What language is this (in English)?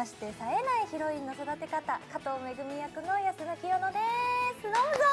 Japanese